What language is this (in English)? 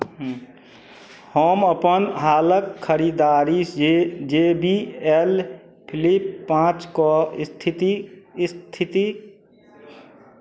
Maithili